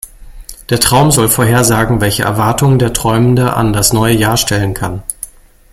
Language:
German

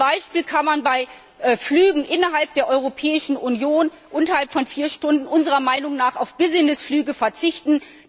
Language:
German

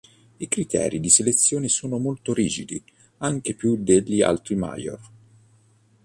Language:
Italian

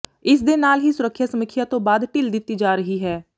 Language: Punjabi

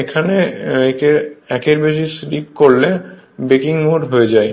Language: Bangla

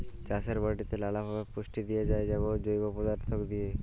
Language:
Bangla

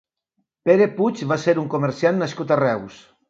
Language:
Catalan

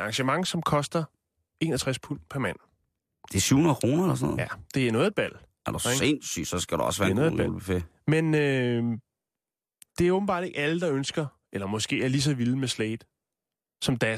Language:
Danish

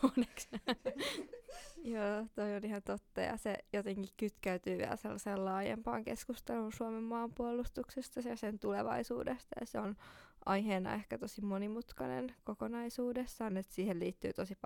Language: Finnish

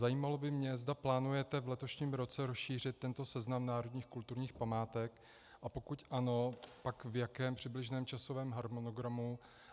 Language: Czech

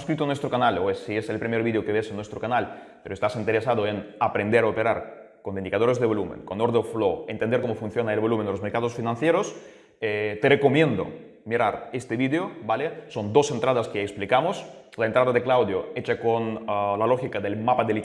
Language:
Spanish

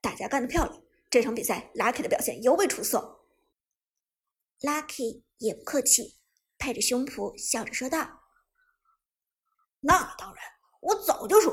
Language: Chinese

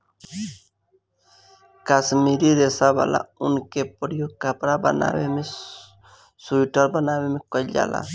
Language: Bhojpuri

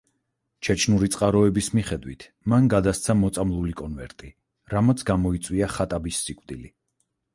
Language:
Georgian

